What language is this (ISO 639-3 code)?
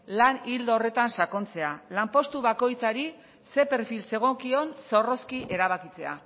eus